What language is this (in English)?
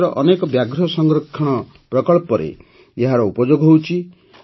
Odia